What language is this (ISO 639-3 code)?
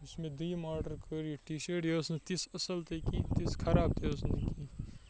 kas